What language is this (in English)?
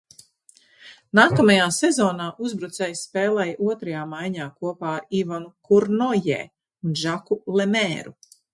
Latvian